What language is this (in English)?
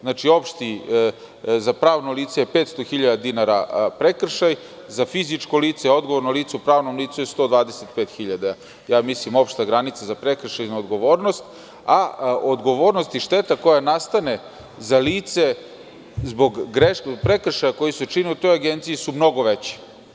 Serbian